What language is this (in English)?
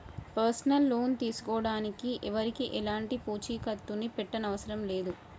Telugu